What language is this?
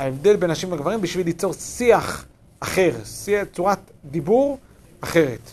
Hebrew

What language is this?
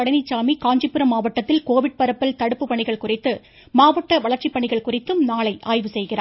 Tamil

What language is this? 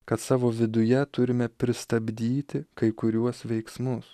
Lithuanian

